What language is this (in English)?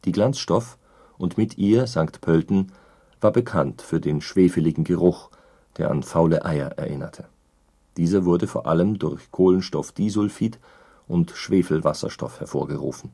German